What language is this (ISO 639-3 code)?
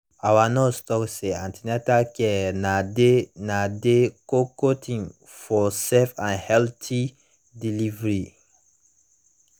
pcm